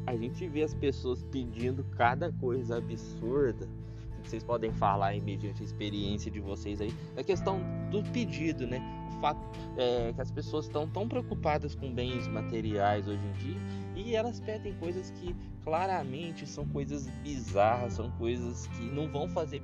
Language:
Portuguese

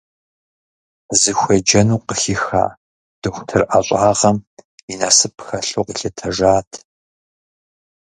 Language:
Kabardian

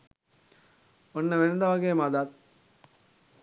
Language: Sinhala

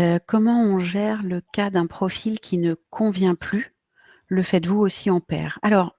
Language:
French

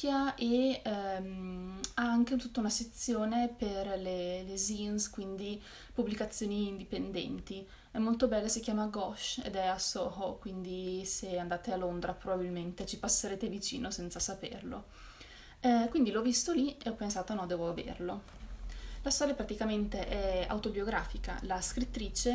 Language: Italian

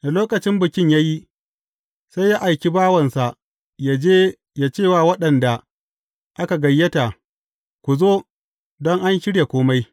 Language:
Hausa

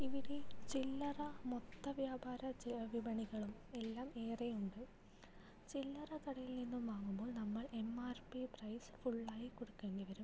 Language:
Malayalam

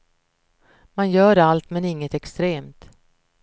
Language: Swedish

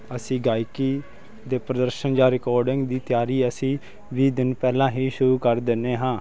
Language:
Punjabi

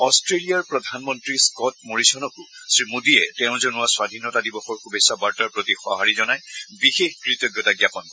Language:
Assamese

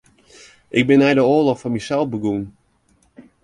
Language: Western Frisian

